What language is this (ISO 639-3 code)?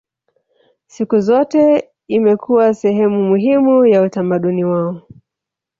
swa